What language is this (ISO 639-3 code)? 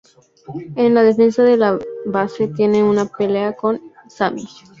spa